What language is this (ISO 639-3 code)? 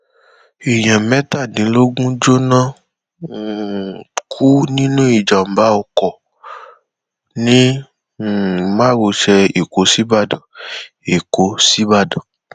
yor